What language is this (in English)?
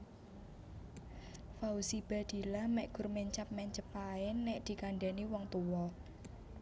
Javanese